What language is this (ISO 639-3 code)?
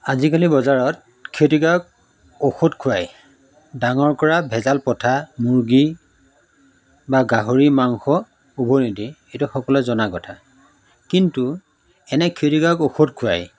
asm